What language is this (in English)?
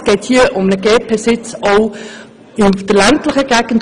Swiss German